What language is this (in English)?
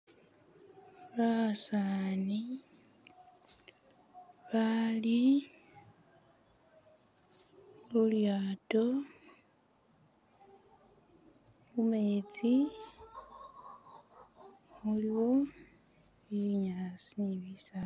Masaaba